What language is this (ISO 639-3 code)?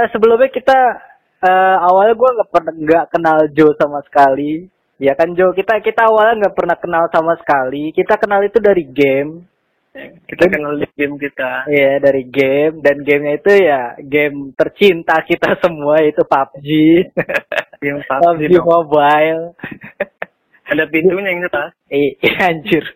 ind